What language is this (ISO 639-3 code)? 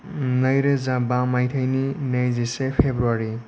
brx